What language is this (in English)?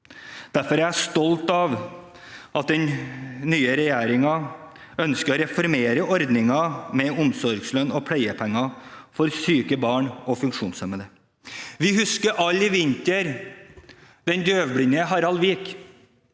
Norwegian